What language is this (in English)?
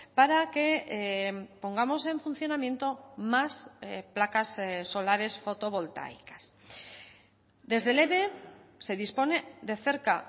Spanish